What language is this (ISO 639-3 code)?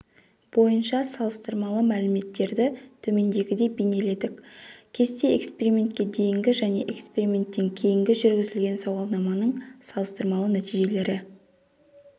kaz